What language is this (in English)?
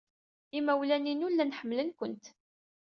Kabyle